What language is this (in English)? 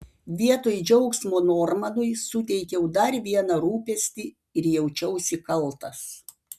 Lithuanian